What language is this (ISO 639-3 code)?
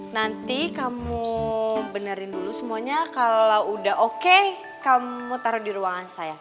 ind